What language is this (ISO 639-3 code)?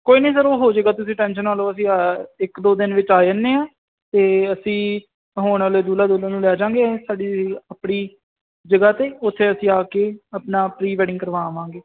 pan